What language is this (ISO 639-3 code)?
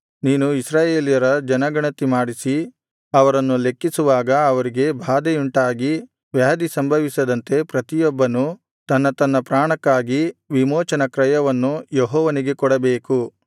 kan